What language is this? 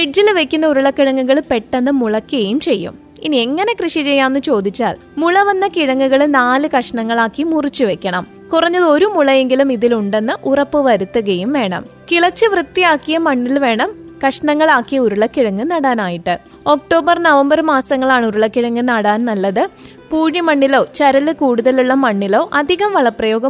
Malayalam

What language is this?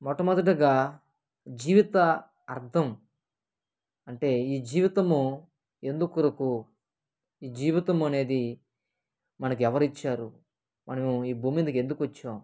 Telugu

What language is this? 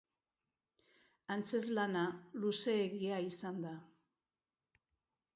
Basque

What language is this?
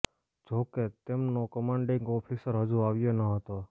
Gujarati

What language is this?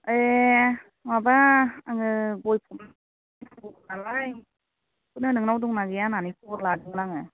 Bodo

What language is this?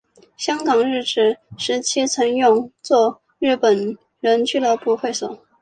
Chinese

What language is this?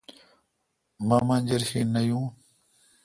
Kalkoti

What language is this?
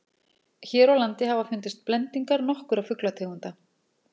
Icelandic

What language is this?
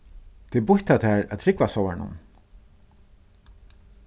Faroese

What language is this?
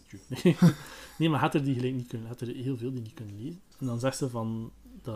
Dutch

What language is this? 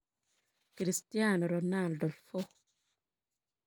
Kalenjin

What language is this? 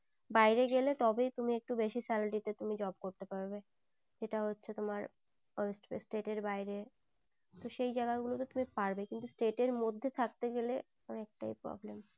Bangla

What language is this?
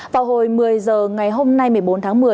Vietnamese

